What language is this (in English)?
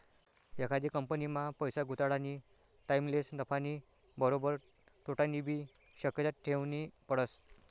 Marathi